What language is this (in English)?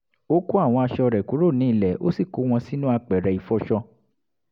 Yoruba